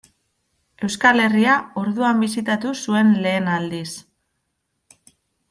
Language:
Basque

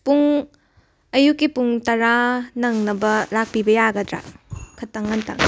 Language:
Manipuri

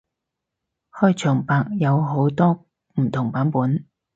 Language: Cantonese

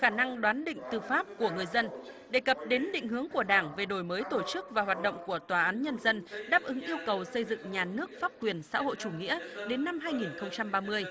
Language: Vietnamese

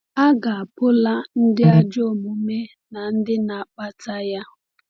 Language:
Igbo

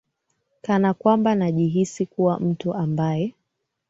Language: Swahili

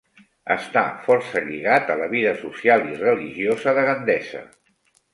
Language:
Catalan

